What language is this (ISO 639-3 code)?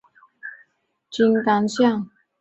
zho